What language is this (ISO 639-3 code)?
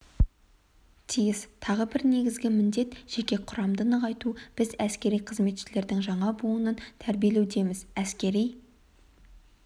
kaz